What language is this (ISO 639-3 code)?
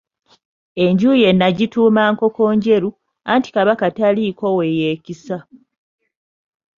lug